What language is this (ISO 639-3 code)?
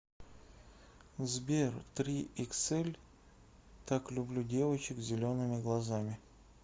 rus